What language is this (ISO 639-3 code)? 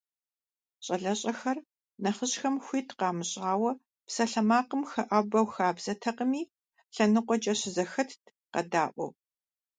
kbd